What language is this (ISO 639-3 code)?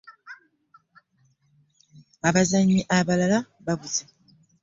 lug